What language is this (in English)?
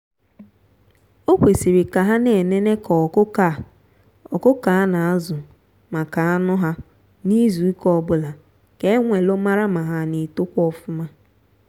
Igbo